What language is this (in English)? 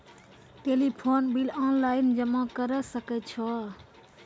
Maithili